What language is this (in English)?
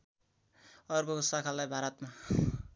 Nepali